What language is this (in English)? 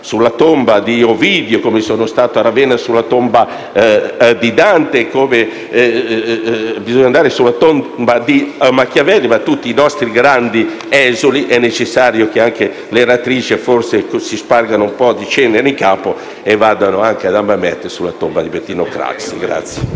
Italian